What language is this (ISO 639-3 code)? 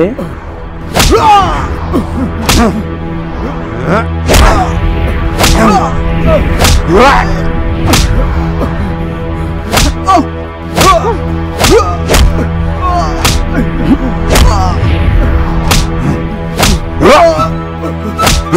hin